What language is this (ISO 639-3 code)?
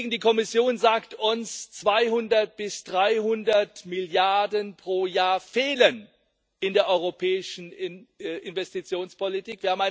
deu